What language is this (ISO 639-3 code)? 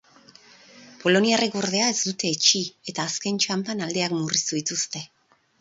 eus